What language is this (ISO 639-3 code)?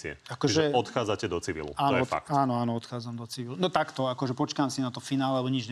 slk